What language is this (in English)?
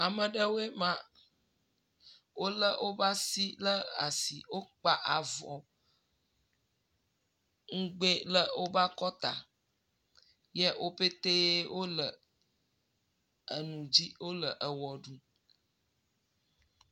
Ewe